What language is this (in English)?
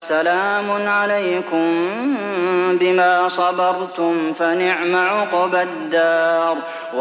Arabic